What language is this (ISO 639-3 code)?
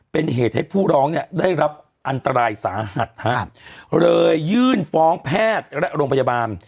tha